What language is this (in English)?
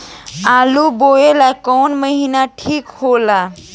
Bhojpuri